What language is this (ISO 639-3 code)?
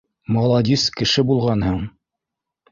bak